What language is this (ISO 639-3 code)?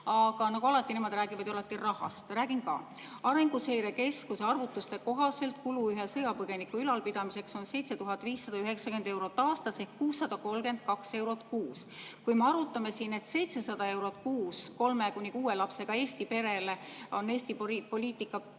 est